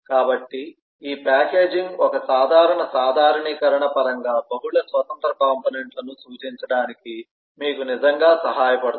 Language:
Telugu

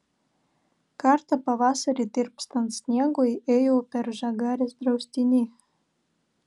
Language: Lithuanian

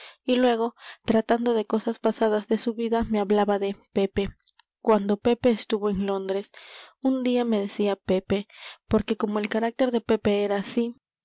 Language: Spanish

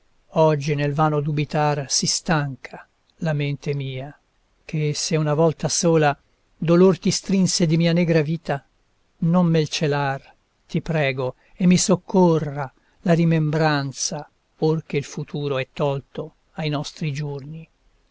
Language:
Italian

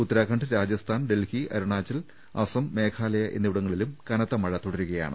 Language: Malayalam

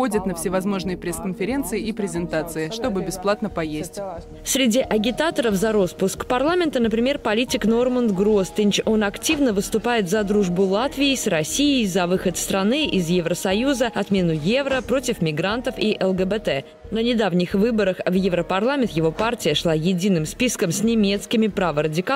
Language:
Russian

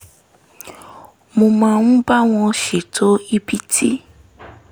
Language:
Yoruba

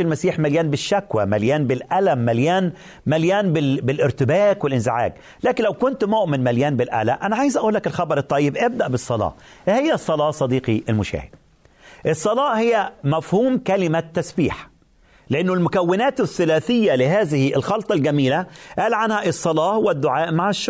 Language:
Arabic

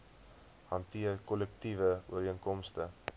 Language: Afrikaans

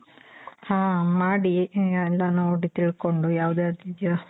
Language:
Kannada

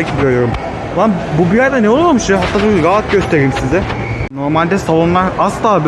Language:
Turkish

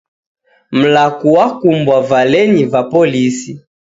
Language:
Taita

